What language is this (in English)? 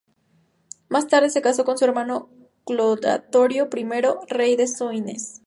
Spanish